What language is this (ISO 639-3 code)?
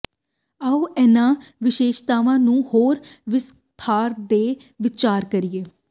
pan